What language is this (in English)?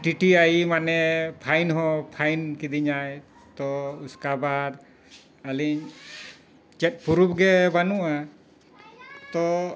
Santali